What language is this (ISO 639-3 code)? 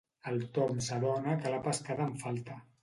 cat